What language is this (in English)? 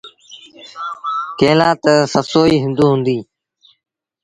Sindhi Bhil